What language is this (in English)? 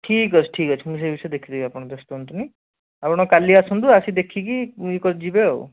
Odia